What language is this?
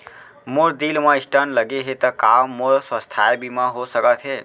Chhattisgarhi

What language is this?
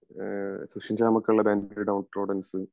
Malayalam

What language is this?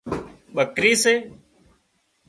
Wadiyara Koli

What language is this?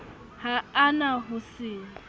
Southern Sotho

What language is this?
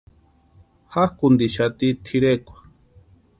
Western Highland Purepecha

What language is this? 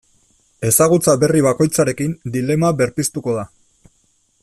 Basque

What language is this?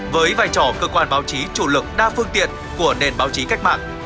Vietnamese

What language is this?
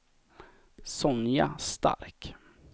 Swedish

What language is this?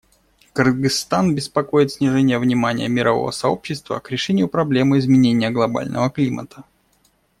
Russian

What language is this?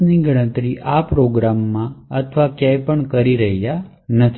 Gujarati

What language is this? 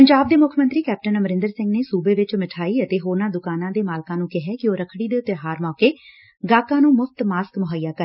Punjabi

